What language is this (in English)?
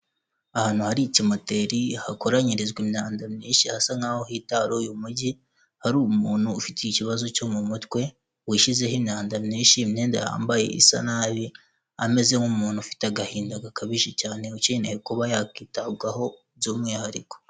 Kinyarwanda